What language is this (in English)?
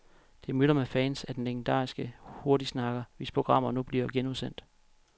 Danish